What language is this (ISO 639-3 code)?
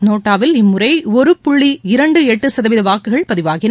tam